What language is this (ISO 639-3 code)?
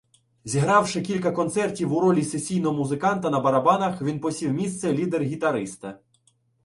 ukr